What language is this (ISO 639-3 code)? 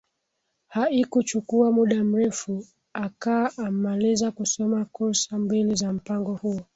swa